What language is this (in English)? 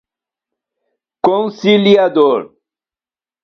Portuguese